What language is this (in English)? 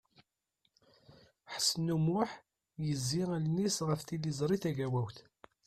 Kabyle